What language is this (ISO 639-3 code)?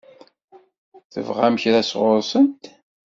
kab